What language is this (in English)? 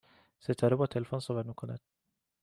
Persian